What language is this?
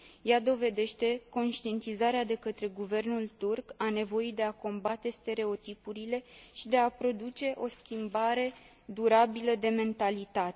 Romanian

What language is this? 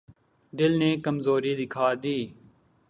Urdu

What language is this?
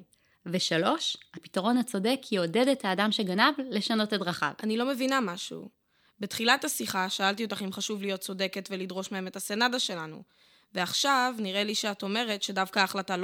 Hebrew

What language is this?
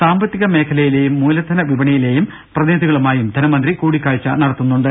Malayalam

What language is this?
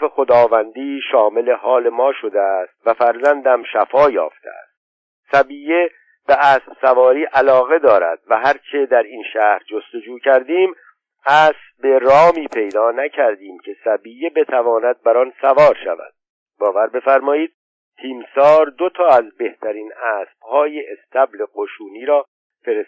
Persian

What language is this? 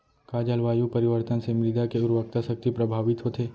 Chhattisgarhi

